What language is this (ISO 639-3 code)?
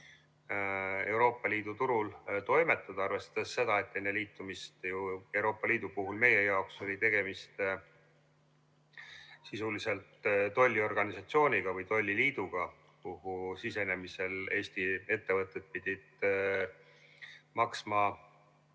est